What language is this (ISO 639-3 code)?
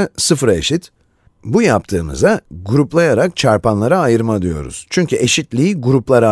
tur